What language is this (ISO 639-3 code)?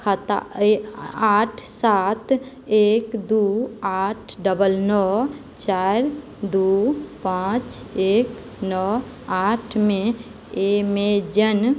mai